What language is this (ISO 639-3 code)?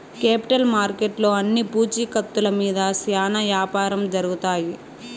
tel